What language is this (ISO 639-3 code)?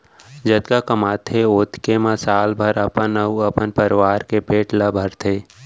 hne